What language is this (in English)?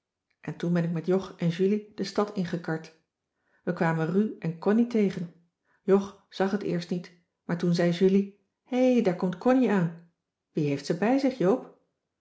Dutch